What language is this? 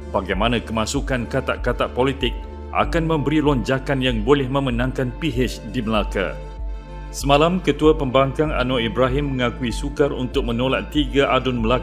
Malay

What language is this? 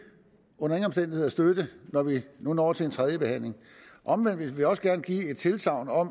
Danish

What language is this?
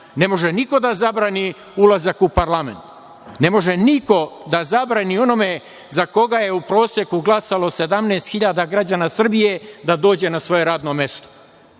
Serbian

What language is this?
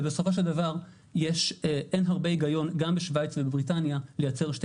Hebrew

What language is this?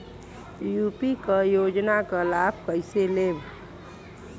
Bhojpuri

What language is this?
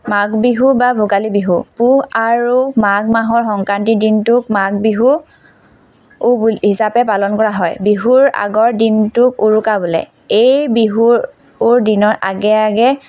Assamese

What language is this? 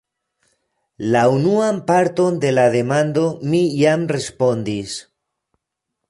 Esperanto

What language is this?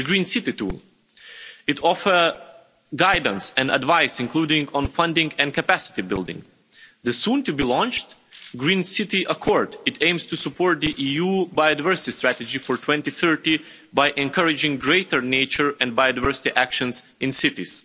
English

